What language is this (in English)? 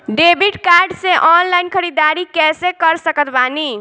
Bhojpuri